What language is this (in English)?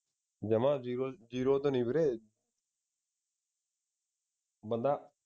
Punjabi